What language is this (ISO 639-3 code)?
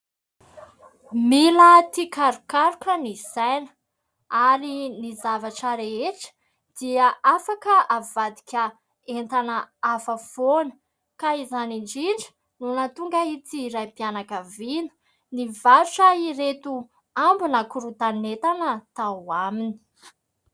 mlg